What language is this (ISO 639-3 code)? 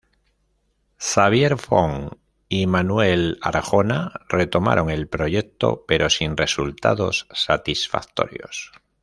spa